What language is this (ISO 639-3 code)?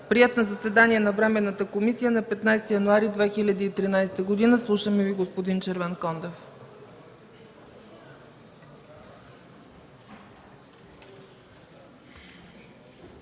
bul